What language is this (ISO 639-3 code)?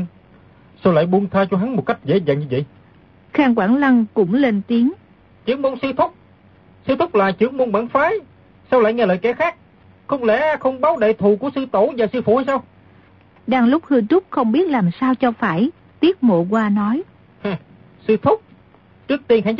vie